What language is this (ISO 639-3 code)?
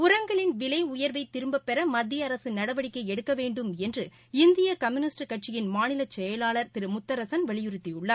tam